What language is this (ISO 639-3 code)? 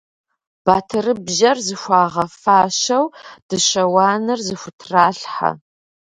kbd